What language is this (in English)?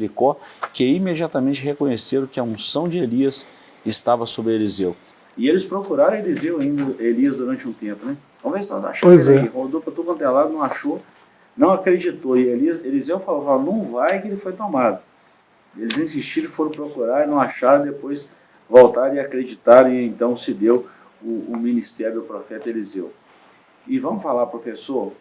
Portuguese